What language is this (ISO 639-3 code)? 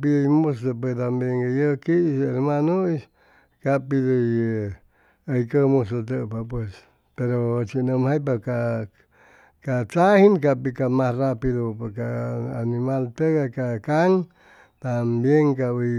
zoh